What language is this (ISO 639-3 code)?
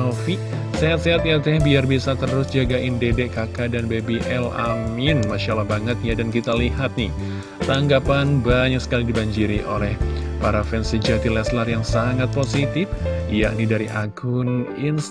ind